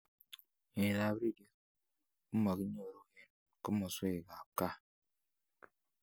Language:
Kalenjin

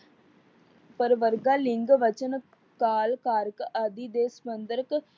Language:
Punjabi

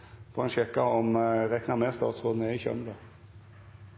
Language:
Norwegian Nynorsk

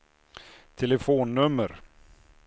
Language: Swedish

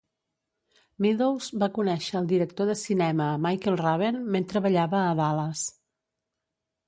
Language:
Catalan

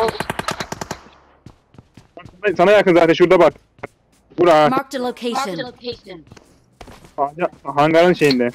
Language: Turkish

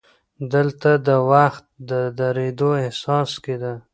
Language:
Pashto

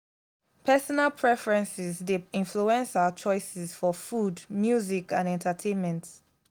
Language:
Nigerian Pidgin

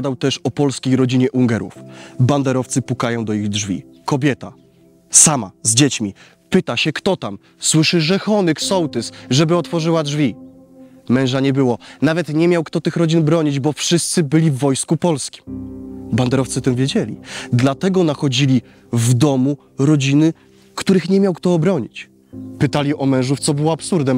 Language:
Polish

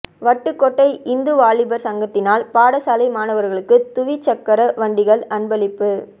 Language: Tamil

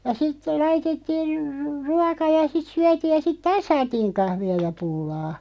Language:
Finnish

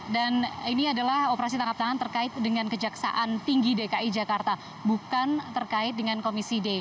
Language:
Indonesian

